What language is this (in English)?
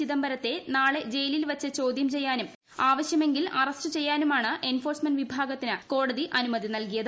Malayalam